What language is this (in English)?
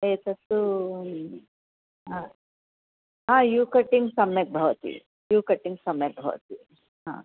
Sanskrit